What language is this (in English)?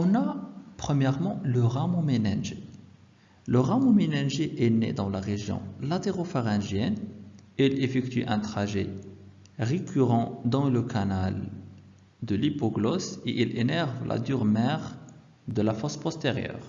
French